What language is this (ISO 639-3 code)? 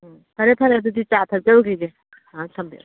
mni